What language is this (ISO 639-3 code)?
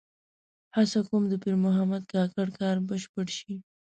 pus